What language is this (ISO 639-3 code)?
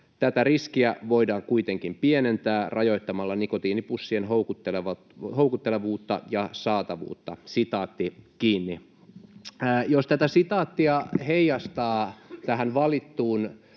fin